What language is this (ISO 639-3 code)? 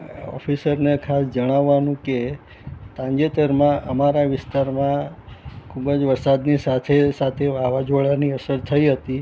guj